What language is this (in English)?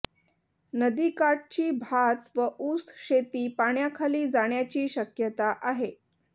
Marathi